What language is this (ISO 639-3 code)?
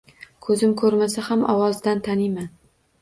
uzb